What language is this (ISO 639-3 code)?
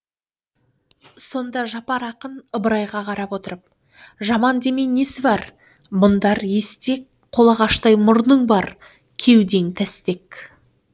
kaz